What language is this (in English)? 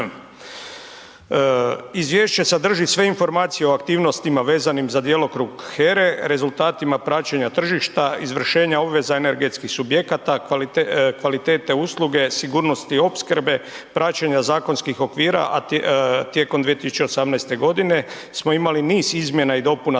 Croatian